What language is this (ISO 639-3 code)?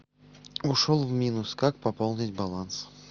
rus